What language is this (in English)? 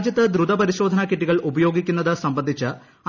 Malayalam